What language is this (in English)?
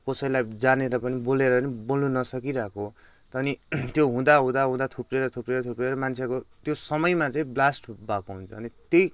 Nepali